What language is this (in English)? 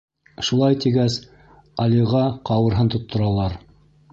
Bashkir